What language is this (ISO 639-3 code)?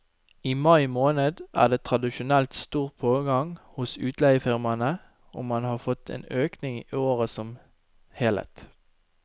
nor